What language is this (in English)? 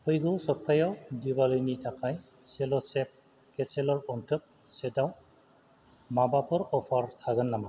Bodo